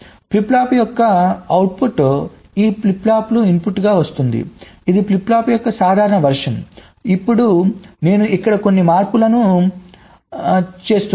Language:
Telugu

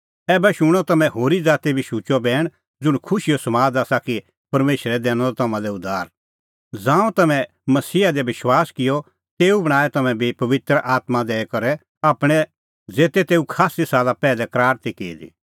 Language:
Kullu Pahari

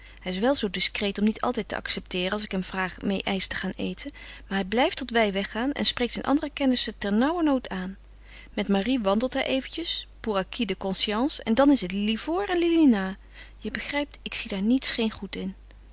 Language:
Dutch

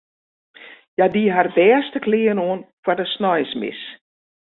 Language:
Western Frisian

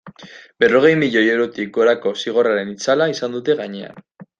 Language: Basque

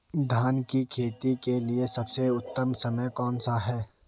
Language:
Hindi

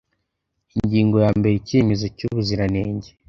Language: Kinyarwanda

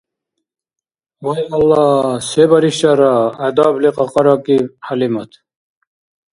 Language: Dargwa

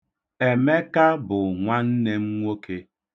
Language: Igbo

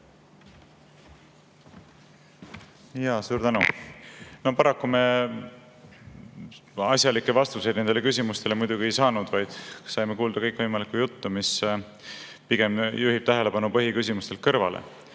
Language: Estonian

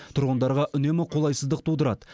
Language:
Kazakh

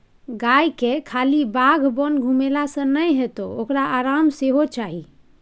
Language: Maithili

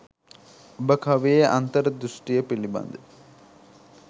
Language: Sinhala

